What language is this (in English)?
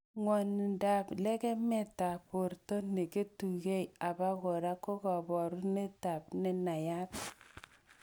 Kalenjin